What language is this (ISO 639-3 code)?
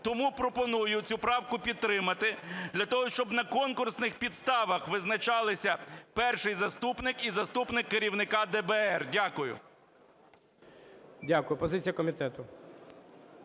ukr